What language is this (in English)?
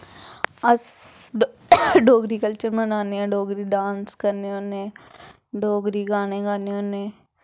Dogri